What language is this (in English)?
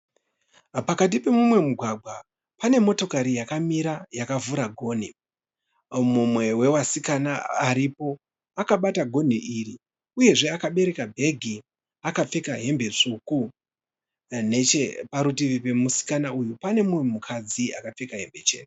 Shona